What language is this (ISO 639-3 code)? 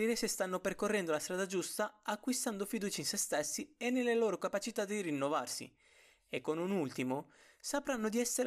ita